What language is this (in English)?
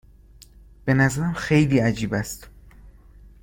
Persian